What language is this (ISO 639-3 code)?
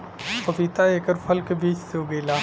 bho